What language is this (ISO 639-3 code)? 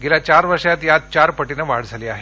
mar